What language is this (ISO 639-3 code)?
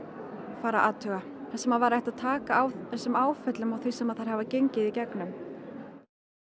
isl